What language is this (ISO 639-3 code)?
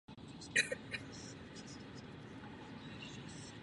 ces